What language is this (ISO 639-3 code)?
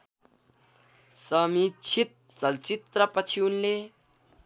nep